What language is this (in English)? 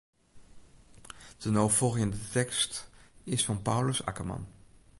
Western Frisian